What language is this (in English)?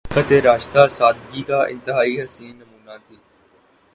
Urdu